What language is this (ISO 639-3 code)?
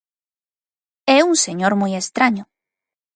glg